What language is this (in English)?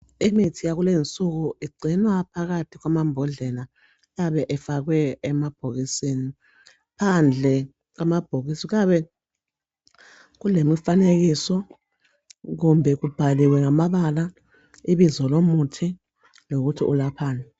North Ndebele